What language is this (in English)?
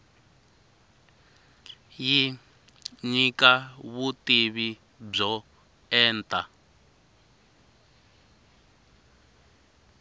Tsonga